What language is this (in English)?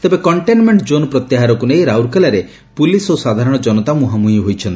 Odia